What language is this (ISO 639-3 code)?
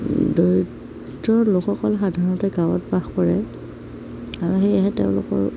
asm